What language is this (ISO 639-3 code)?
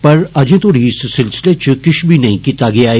doi